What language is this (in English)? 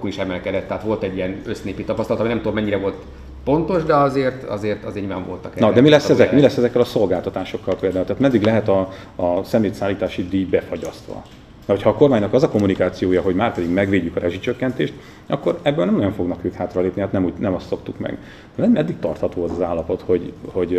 Hungarian